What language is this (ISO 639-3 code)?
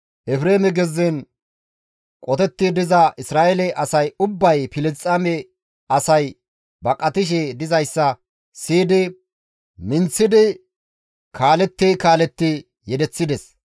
gmv